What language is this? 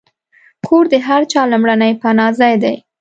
Pashto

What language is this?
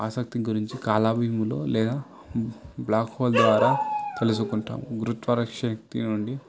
Telugu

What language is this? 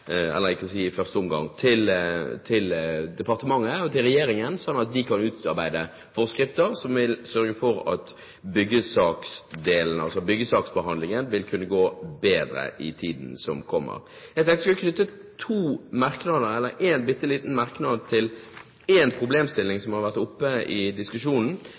Norwegian Bokmål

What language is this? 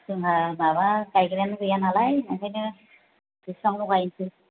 Bodo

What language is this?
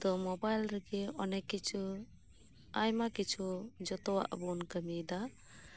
Santali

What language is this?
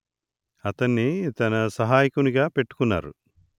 Telugu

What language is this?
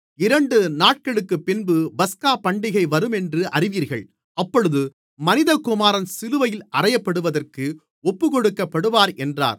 Tamil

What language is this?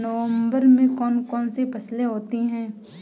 Hindi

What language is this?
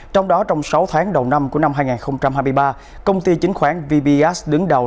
Vietnamese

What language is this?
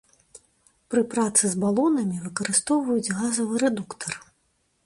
Belarusian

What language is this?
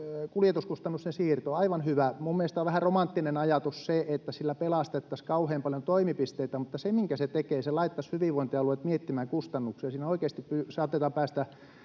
Finnish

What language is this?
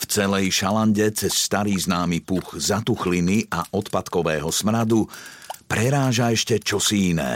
Slovak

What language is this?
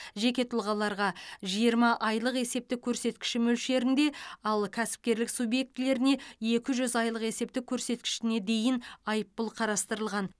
Kazakh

